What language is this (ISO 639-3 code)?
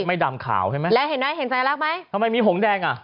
tha